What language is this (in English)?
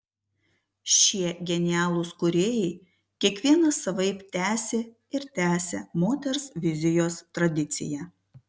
Lithuanian